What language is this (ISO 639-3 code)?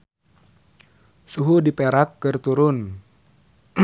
sun